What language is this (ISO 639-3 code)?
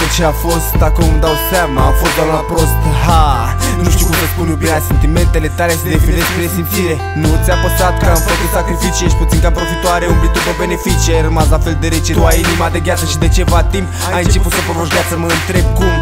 ron